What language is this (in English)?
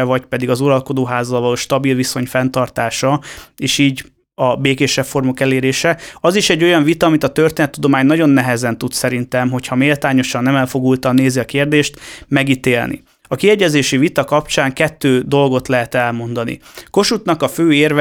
Hungarian